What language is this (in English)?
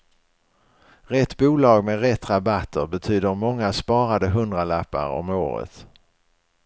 Swedish